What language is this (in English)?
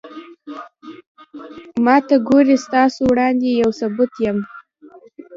Pashto